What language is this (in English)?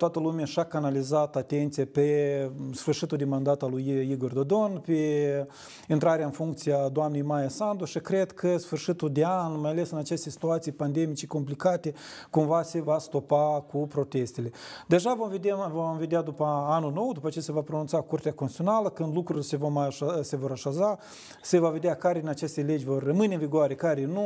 Romanian